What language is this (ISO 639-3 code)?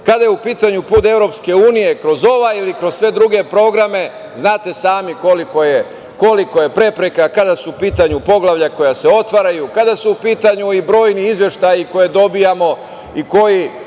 srp